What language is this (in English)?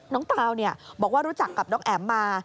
Thai